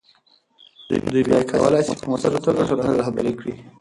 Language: Pashto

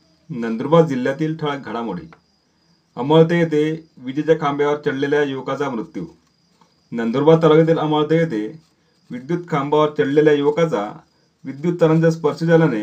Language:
Marathi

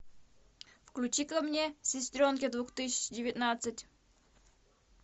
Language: Russian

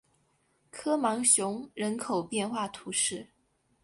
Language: Chinese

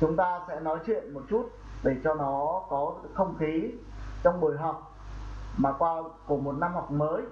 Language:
Vietnamese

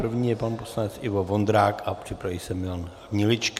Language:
Czech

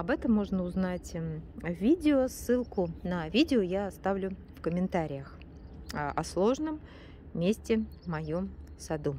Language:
Russian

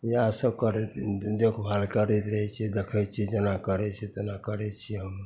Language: Maithili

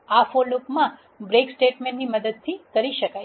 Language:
Gujarati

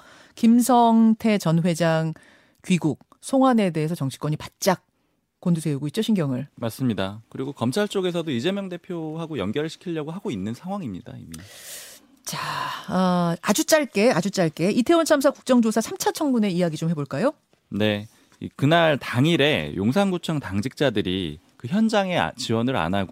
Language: Korean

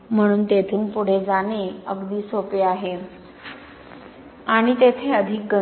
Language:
Marathi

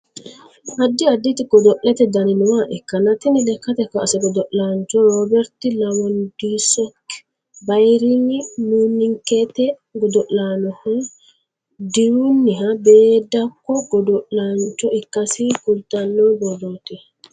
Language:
Sidamo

